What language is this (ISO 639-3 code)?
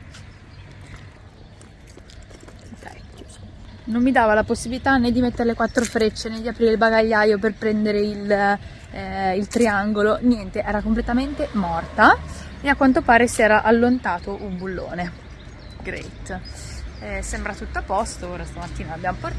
ita